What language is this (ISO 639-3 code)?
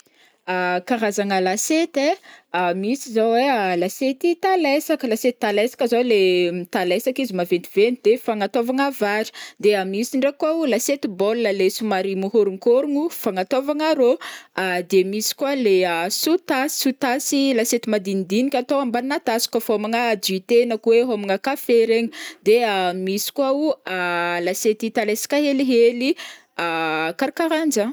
bmm